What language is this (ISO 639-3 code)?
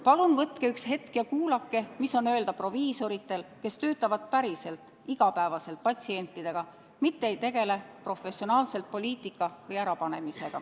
est